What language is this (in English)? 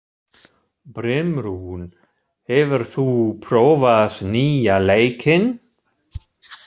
Icelandic